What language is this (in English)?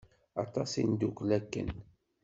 Kabyle